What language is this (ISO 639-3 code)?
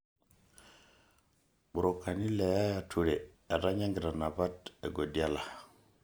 mas